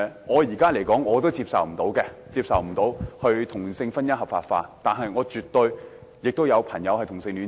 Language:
Cantonese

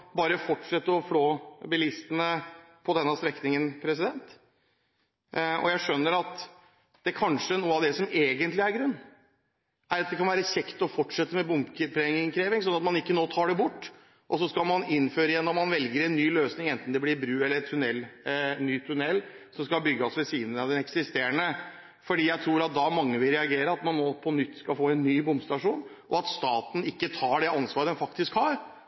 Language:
Norwegian Bokmål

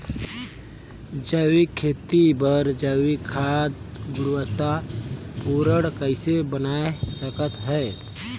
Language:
Chhattisgarhi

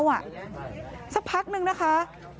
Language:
Thai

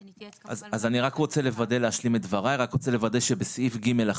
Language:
Hebrew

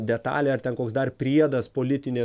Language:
Lithuanian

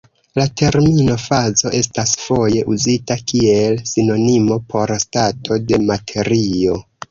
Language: Esperanto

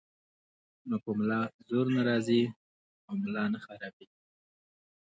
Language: Pashto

